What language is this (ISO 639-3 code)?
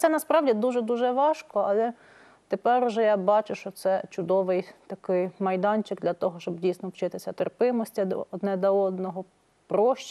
rus